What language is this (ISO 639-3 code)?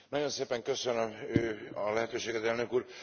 hun